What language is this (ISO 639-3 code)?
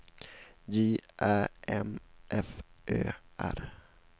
swe